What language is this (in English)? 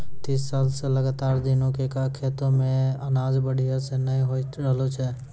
Maithili